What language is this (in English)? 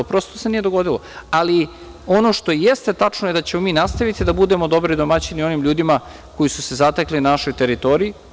Serbian